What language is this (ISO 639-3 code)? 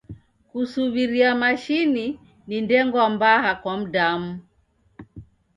dav